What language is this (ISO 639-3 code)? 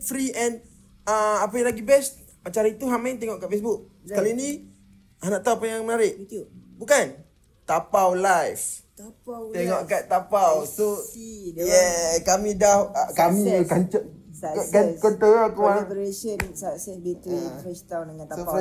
msa